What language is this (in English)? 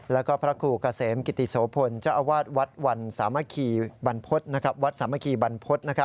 Thai